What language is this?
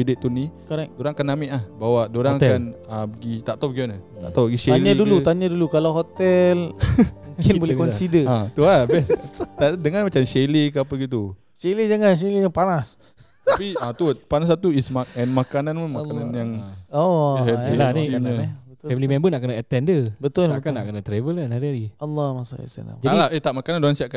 Malay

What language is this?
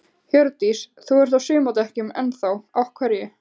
Icelandic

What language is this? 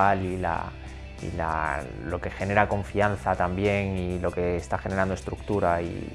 Spanish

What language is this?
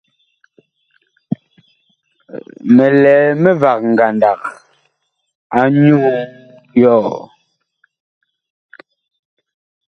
Bakoko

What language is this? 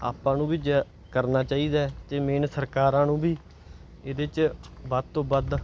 Punjabi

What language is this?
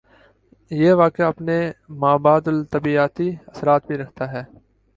Urdu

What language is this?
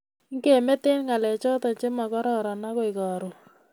Kalenjin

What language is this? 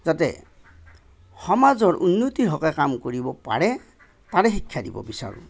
Assamese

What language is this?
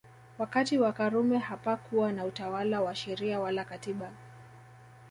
Swahili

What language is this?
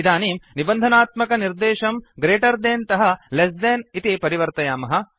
Sanskrit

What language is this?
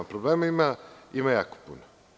Serbian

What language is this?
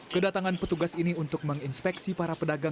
Indonesian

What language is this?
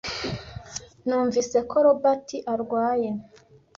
Kinyarwanda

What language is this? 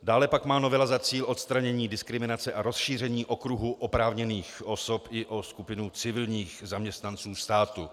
Czech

